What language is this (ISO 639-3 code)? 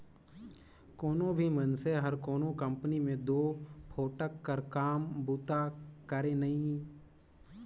hne